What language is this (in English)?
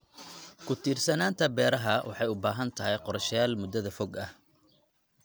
Somali